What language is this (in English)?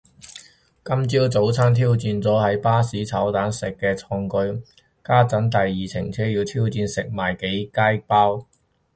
Cantonese